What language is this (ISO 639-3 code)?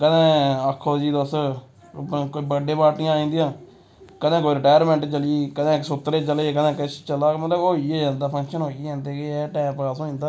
doi